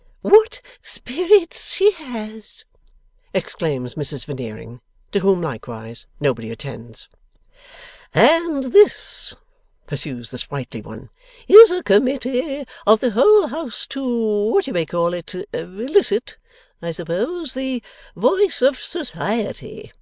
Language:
English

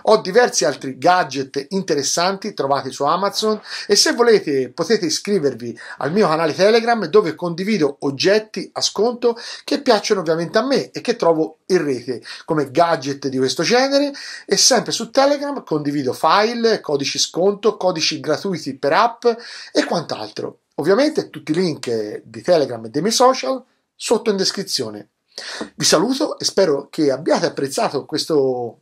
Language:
Italian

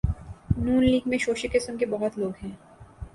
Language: Urdu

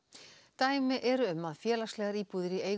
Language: Icelandic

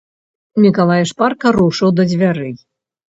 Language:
Belarusian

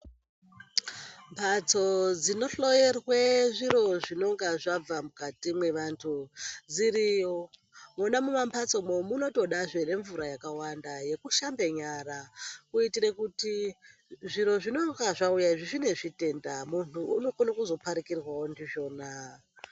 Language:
Ndau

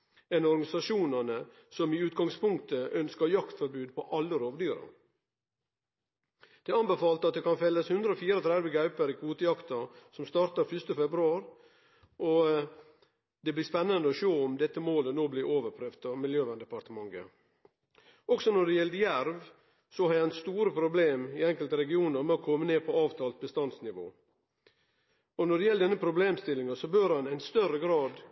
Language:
Norwegian Nynorsk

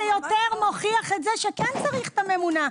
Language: Hebrew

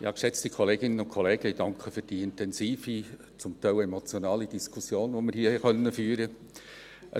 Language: Swiss German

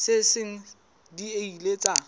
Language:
Southern Sotho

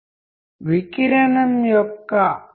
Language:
Telugu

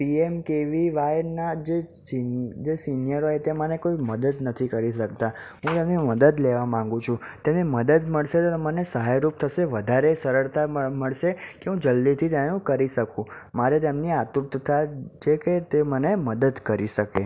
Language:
Gujarati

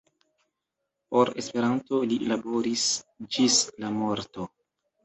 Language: Esperanto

